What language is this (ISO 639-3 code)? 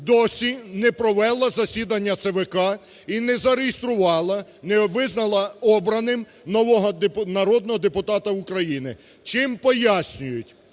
ukr